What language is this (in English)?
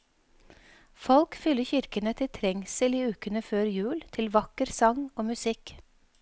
Norwegian